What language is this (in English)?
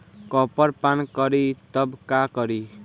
Bhojpuri